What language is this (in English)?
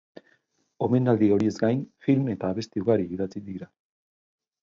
Basque